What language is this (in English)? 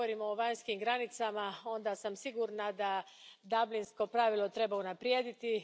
Croatian